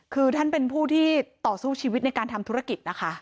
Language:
Thai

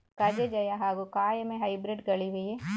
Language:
Kannada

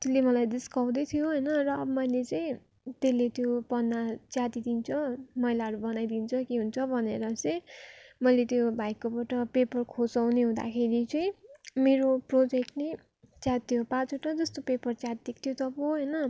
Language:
Nepali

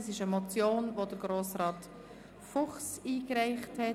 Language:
Swiss German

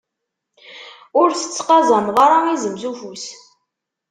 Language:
Kabyle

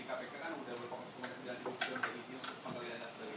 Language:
Indonesian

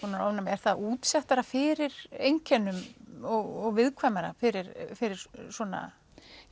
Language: Icelandic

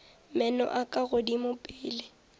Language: Northern Sotho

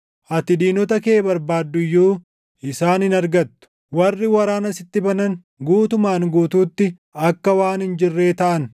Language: Oromo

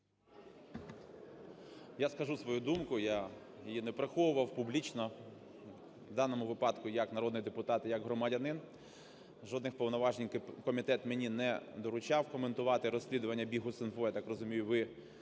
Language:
Ukrainian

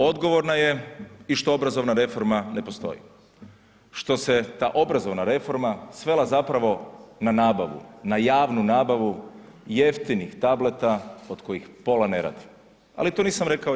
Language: Croatian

